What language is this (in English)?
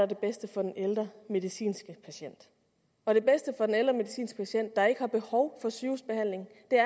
Danish